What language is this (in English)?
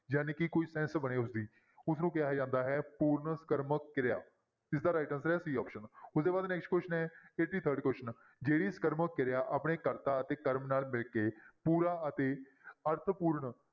Punjabi